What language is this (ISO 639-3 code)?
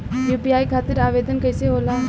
bho